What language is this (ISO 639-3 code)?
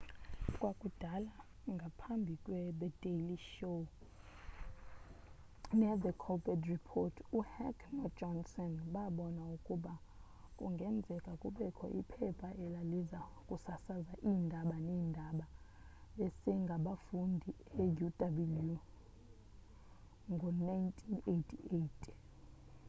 xho